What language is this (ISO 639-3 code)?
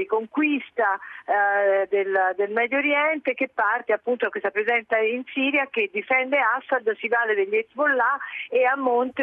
ita